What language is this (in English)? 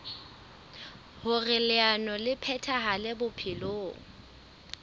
Southern Sotho